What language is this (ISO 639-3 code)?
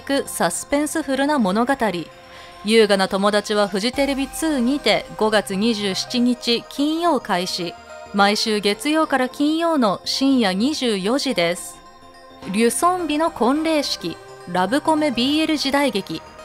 jpn